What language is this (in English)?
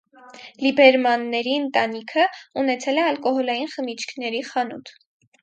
Armenian